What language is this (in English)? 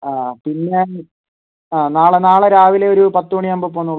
Malayalam